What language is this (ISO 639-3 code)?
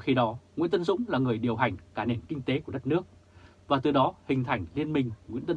vie